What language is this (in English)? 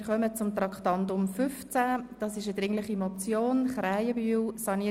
Swiss German